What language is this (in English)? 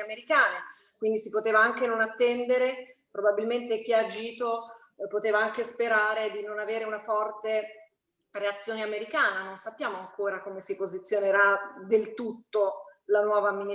Italian